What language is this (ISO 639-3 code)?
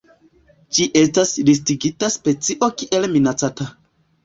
epo